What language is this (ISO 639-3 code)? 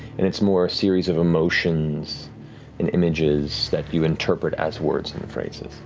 eng